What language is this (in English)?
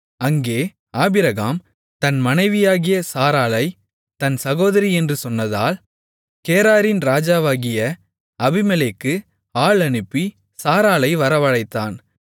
Tamil